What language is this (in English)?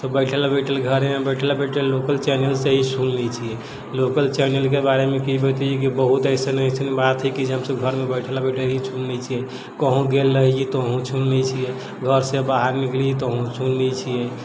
Maithili